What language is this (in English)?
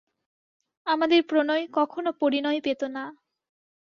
Bangla